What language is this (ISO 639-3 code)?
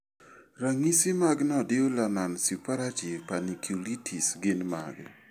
luo